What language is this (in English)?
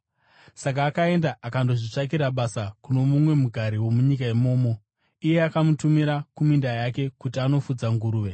Shona